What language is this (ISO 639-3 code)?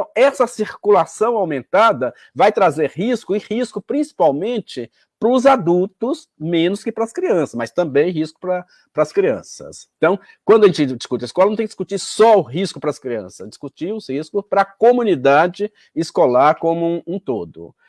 por